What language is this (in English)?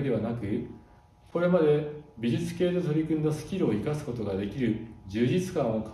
Japanese